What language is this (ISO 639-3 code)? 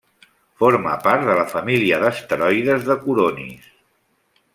cat